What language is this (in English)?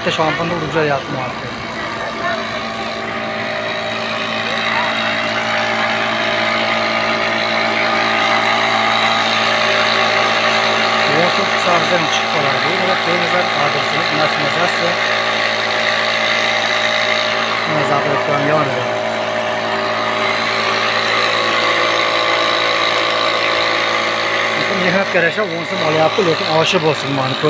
Turkish